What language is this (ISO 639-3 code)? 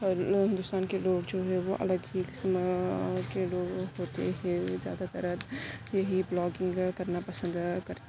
urd